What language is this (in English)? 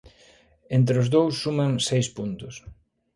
Galician